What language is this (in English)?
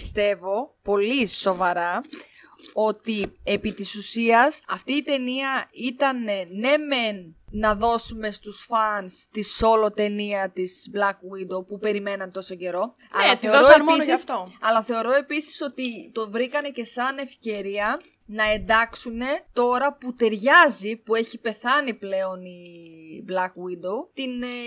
Greek